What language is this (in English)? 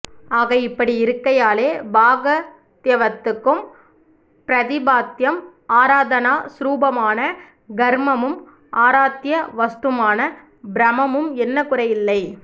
Tamil